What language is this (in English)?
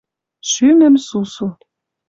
Western Mari